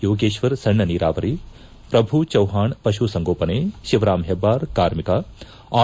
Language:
Kannada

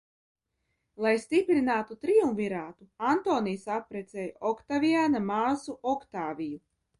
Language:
Latvian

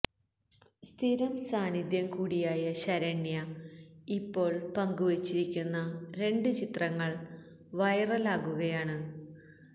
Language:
Malayalam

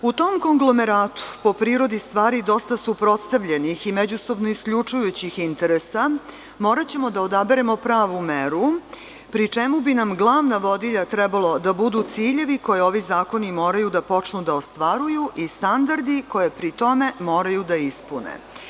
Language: Serbian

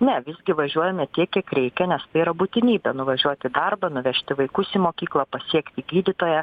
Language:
Lithuanian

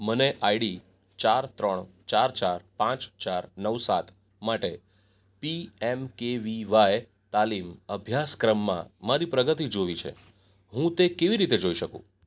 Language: Gujarati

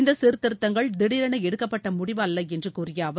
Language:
Tamil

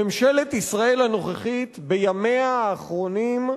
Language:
Hebrew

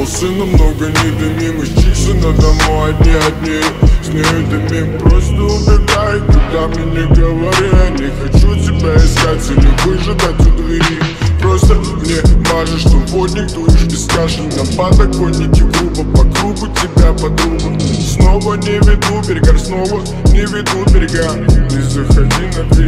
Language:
Romanian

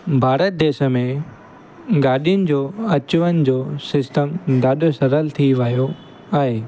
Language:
Sindhi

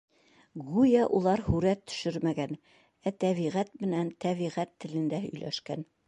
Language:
Bashkir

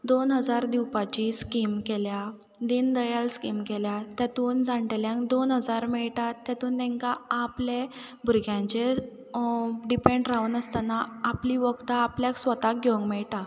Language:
Konkani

